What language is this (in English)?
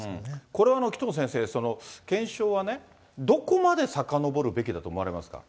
Japanese